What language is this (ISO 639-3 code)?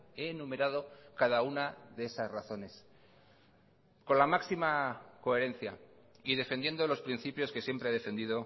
spa